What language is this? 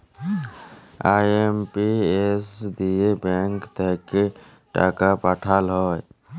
Bangla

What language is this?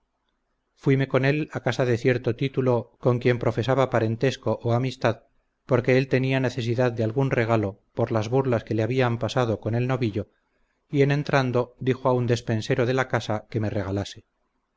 Spanish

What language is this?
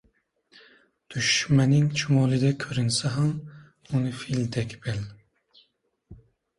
Uzbek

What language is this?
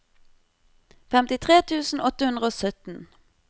Norwegian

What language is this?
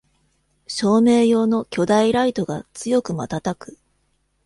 Japanese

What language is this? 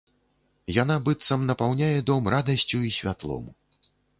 Belarusian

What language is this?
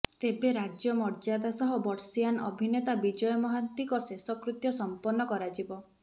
Odia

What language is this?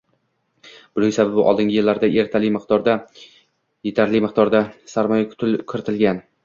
Uzbek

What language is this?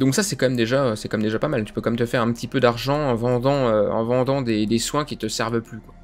French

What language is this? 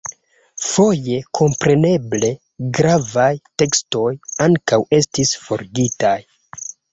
Esperanto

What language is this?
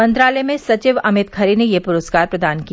Hindi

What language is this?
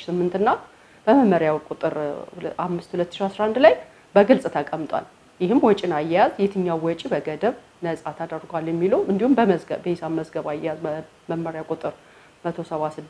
Arabic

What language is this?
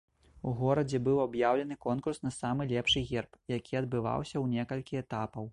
Belarusian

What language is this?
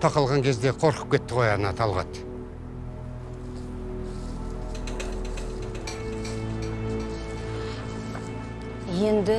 Turkish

